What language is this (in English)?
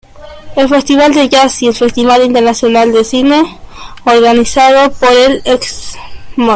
Spanish